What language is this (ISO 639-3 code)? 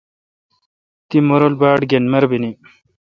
xka